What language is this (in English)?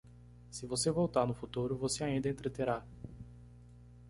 Portuguese